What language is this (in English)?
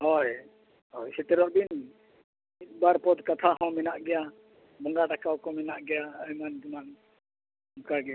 Santali